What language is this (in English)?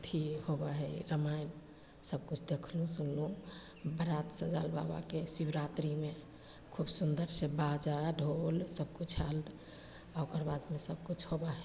Maithili